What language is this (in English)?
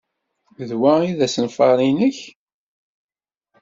Kabyle